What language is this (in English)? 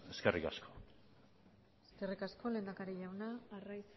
Basque